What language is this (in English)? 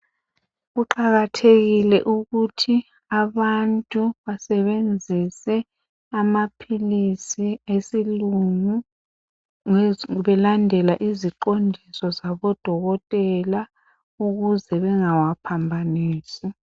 North Ndebele